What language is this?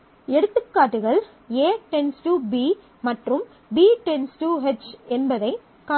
Tamil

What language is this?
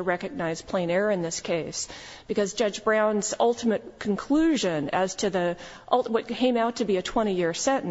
English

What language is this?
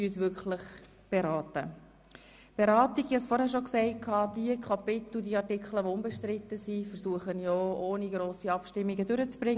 Swiss German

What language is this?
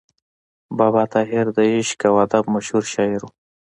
Pashto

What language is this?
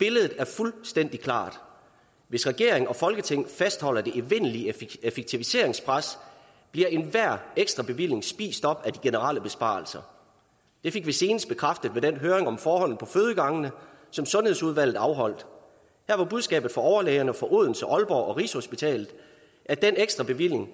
Danish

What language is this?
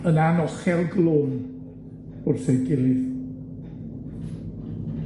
Welsh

